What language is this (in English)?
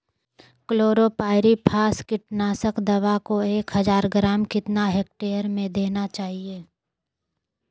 Magahi